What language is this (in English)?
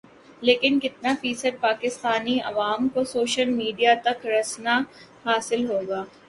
Urdu